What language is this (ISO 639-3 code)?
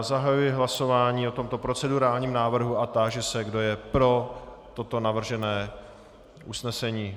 ces